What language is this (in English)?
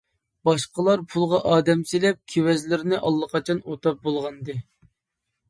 Uyghur